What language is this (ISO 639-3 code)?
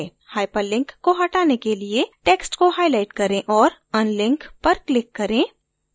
hin